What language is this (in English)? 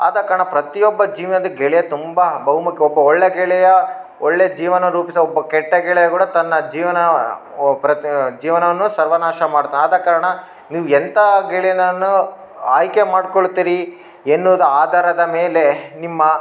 Kannada